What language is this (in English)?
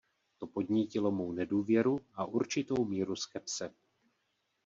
Czech